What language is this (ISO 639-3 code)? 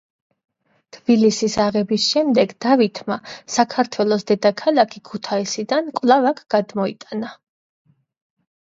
kat